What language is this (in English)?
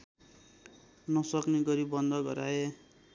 Nepali